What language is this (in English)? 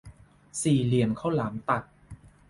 Thai